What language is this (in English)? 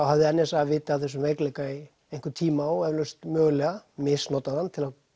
Icelandic